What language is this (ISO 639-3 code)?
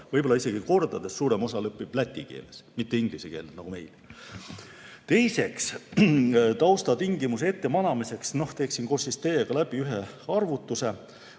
est